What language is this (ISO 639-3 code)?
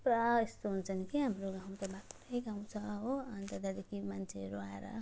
nep